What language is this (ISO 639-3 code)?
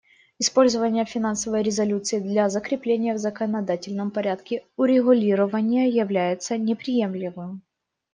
rus